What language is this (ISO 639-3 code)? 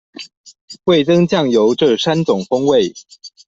zho